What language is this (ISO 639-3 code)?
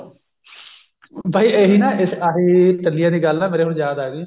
pan